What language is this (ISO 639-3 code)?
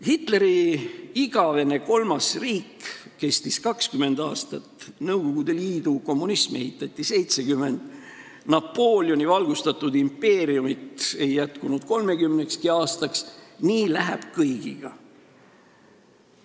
est